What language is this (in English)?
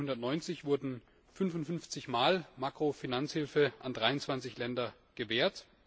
German